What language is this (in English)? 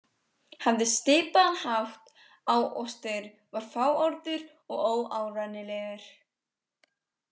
Icelandic